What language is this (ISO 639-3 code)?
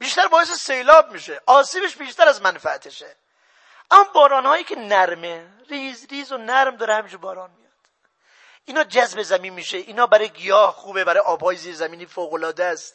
fas